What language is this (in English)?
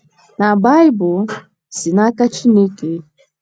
Igbo